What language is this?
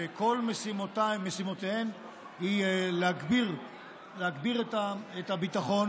Hebrew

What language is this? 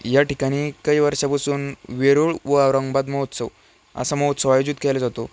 Marathi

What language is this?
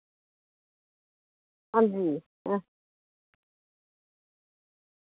Dogri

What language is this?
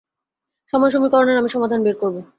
Bangla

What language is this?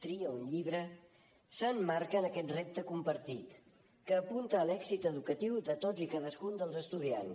Catalan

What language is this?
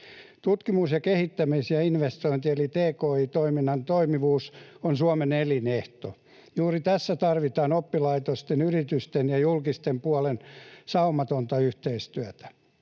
Finnish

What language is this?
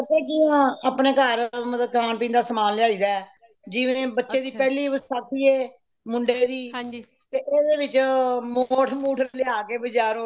Punjabi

